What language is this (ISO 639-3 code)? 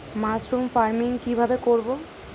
ben